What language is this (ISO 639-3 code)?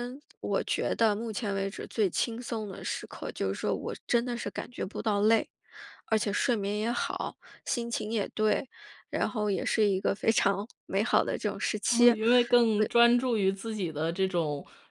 zho